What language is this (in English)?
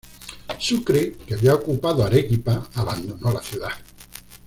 Spanish